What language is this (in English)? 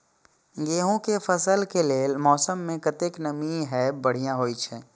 Maithili